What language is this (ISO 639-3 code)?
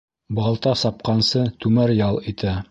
bak